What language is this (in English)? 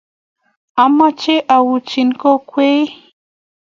Kalenjin